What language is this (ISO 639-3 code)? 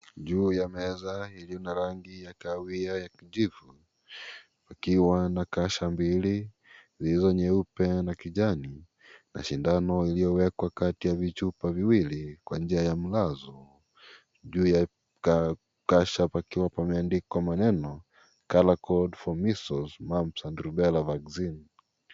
swa